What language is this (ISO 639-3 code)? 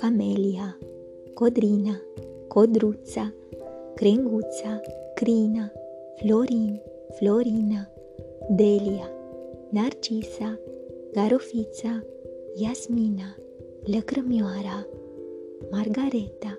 ron